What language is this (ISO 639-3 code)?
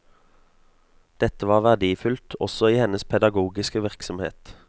nor